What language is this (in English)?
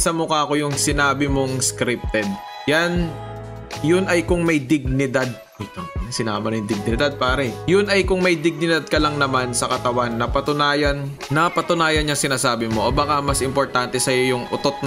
Filipino